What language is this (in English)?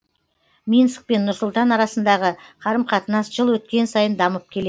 Kazakh